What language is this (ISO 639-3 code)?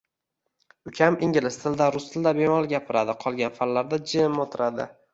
uzb